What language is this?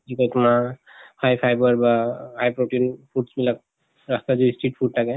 Assamese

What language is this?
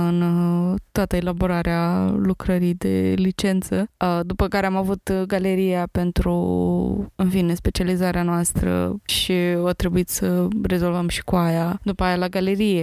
Romanian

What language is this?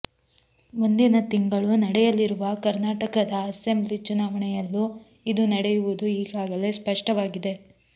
Kannada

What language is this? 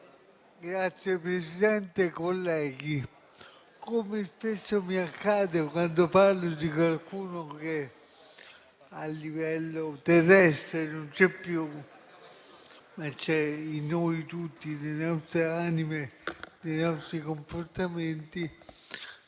Italian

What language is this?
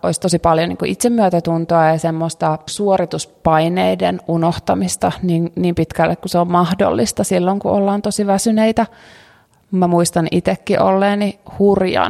Finnish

